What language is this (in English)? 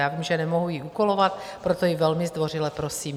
Czech